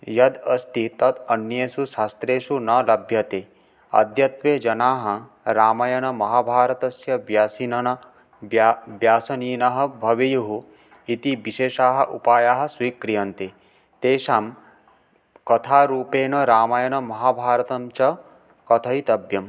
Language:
Sanskrit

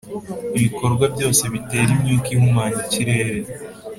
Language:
Kinyarwanda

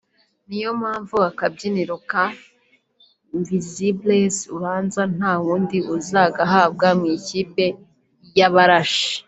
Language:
Kinyarwanda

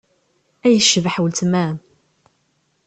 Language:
Kabyle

